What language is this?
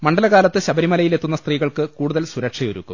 Malayalam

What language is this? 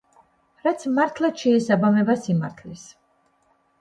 Georgian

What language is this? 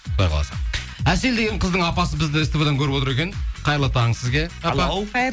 Kazakh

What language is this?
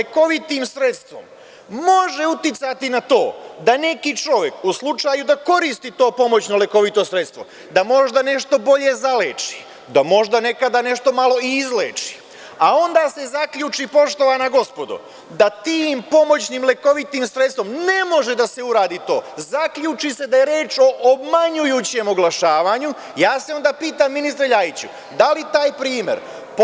Serbian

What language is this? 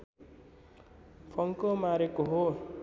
Nepali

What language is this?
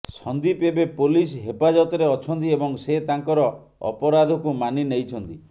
Odia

